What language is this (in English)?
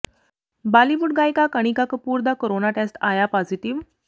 Punjabi